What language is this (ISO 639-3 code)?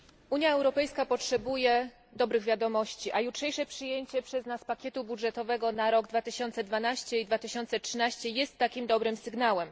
pol